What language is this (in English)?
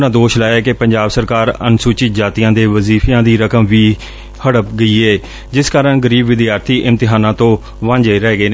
Punjabi